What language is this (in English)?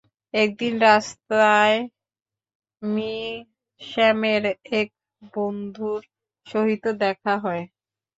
Bangla